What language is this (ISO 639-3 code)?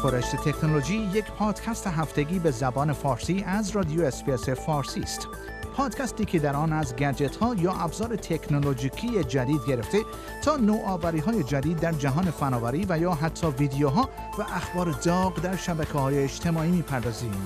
fas